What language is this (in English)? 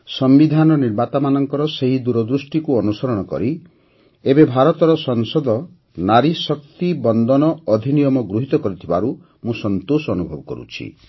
Odia